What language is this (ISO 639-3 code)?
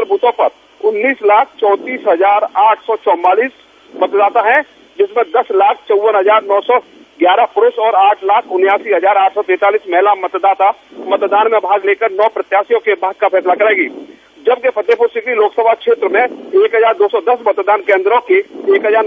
hin